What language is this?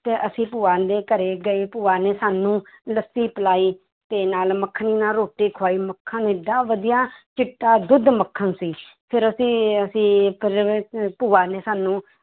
Punjabi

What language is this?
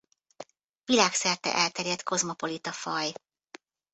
Hungarian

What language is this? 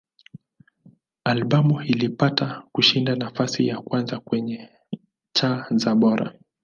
Swahili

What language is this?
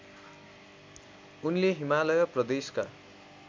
Nepali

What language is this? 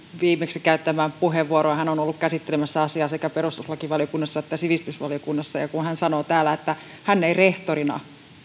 Finnish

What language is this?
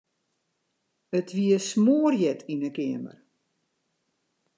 Western Frisian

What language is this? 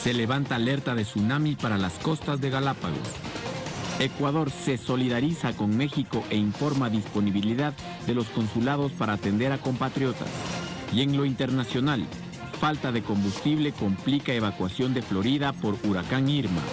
Spanish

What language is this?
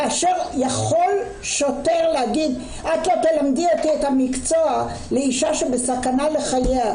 Hebrew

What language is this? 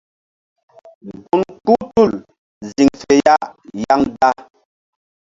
Mbum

